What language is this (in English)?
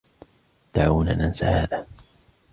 Arabic